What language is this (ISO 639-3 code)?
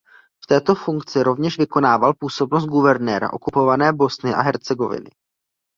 ces